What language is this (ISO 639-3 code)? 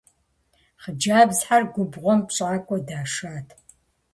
kbd